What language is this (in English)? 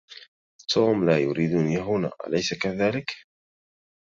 Arabic